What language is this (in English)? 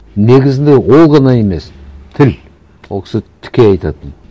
Kazakh